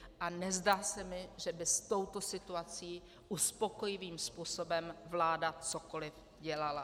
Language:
Czech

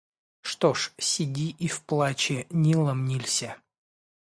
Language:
Russian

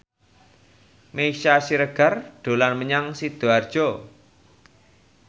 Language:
Javanese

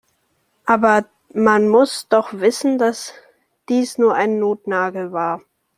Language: German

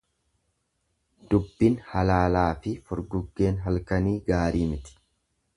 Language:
Oromo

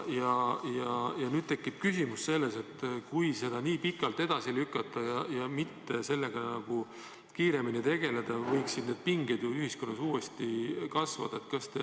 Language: Estonian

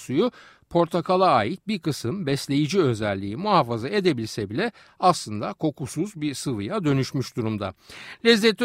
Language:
Turkish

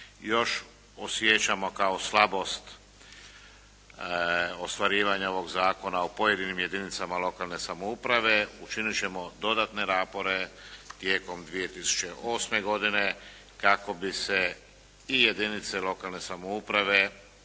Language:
Croatian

